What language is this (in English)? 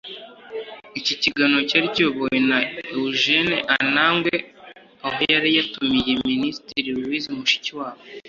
Kinyarwanda